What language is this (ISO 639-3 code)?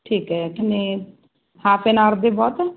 pan